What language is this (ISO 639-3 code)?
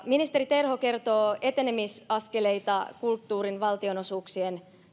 fin